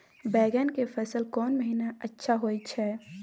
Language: Maithili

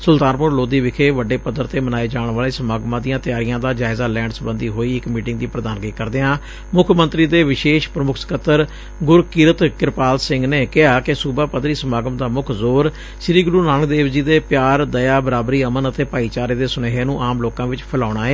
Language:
Punjabi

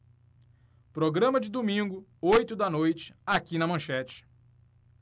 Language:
Portuguese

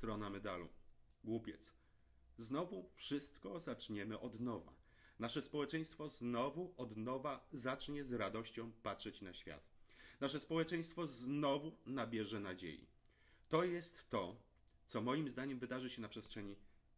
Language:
Polish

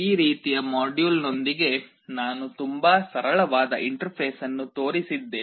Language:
Kannada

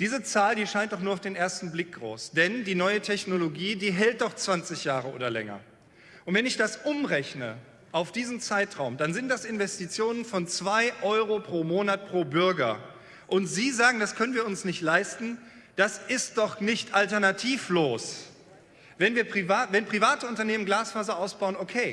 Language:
German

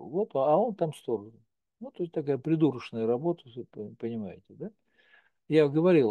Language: Russian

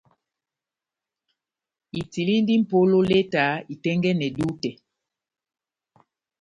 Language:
Batanga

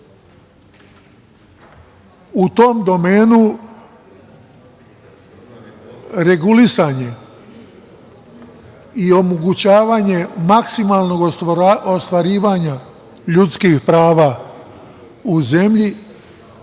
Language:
Serbian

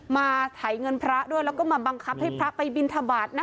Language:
Thai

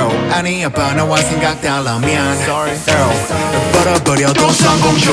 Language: Korean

